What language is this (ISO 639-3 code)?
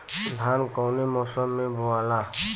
bho